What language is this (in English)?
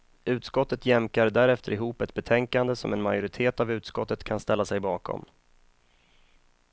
Swedish